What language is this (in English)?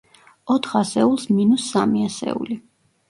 Georgian